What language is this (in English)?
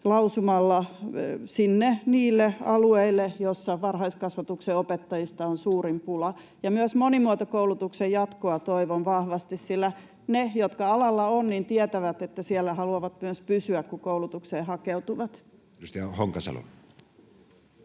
Finnish